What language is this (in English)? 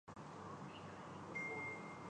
Urdu